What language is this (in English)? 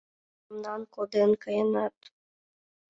Mari